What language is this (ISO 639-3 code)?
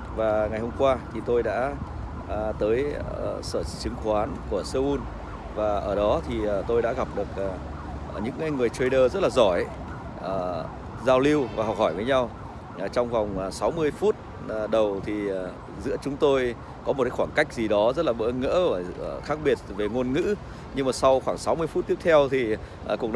vie